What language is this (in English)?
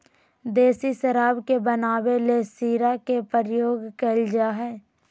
Magahi